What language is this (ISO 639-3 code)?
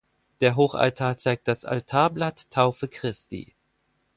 deu